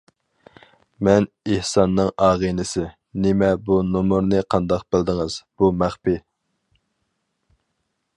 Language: Uyghur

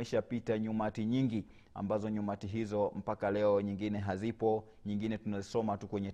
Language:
Swahili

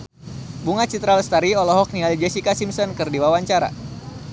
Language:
Sundanese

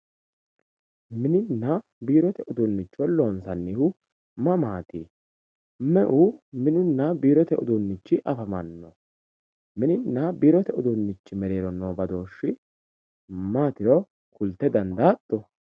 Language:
Sidamo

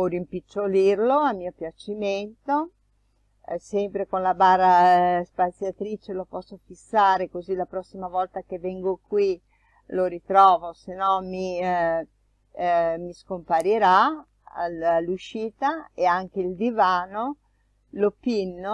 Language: Italian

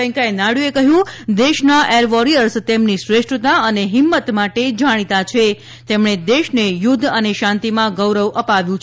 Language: Gujarati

